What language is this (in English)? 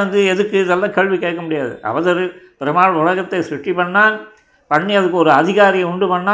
Tamil